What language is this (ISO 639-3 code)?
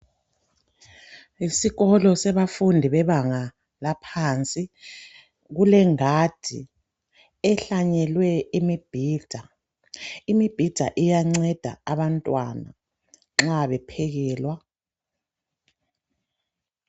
nde